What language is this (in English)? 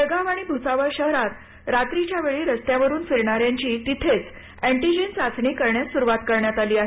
Marathi